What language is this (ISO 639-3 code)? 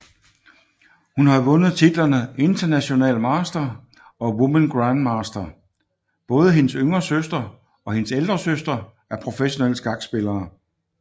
dan